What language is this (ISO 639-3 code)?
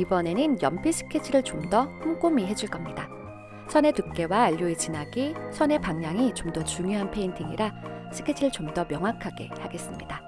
kor